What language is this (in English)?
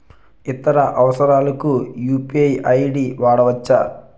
Telugu